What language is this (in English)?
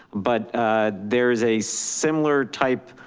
English